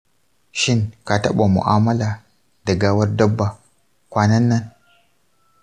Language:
Hausa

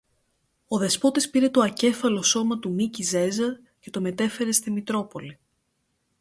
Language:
Greek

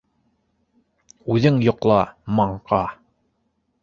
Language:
Bashkir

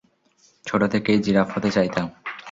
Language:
Bangla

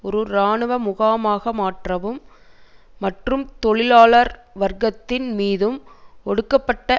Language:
Tamil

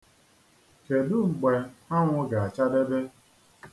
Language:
Igbo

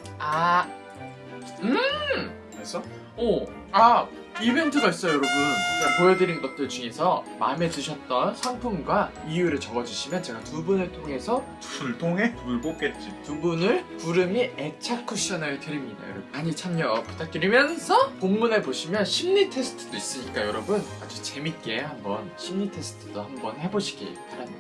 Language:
Korean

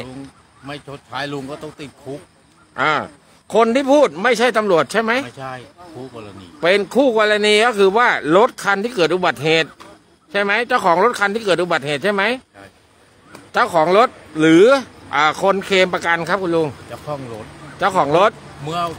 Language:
Thai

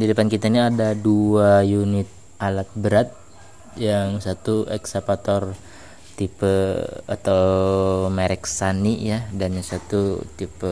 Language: Indonesian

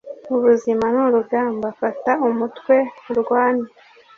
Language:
Kinyarwanda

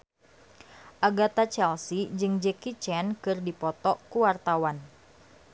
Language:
Sundanese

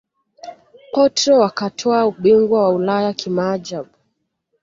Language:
Swahili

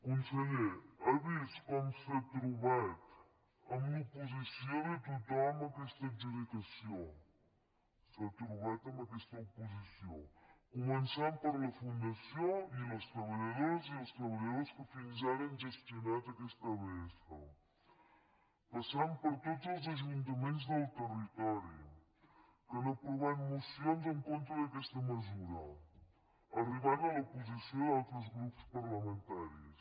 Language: Catalan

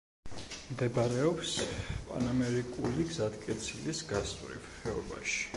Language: Georgian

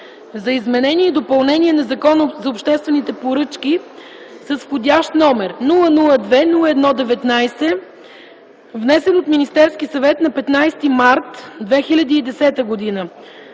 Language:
Bulgarian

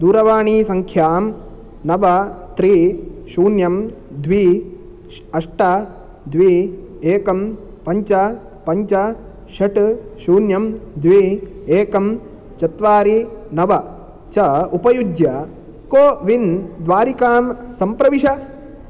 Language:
Sanskrit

